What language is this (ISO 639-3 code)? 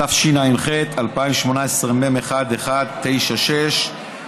heb